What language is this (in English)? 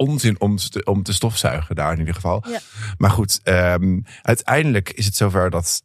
Dutch